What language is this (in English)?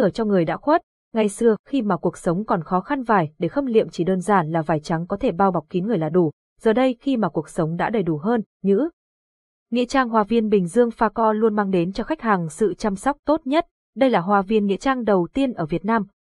Vietnamese